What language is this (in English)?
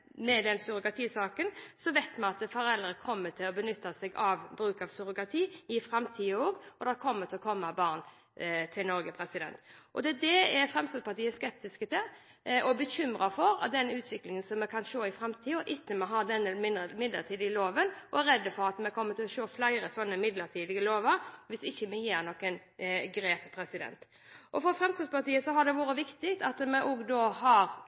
Norwegian Bokmål